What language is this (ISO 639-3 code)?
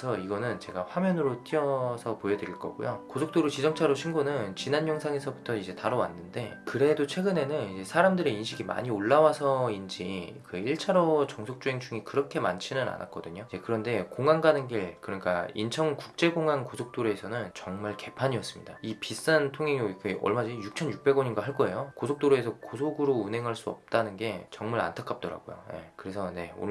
kor